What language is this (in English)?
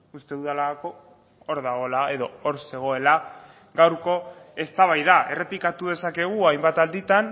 Basque